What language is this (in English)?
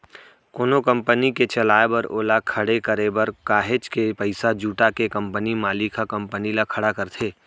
Chhattisgarhi